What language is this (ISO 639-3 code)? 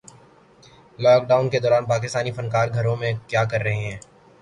urd